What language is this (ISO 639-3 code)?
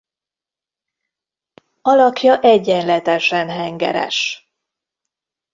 hun